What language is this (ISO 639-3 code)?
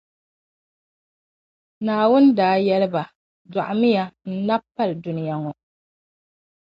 dag